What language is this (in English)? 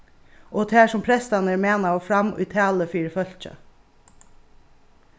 Faroese